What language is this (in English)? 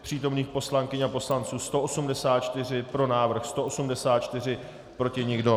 Czech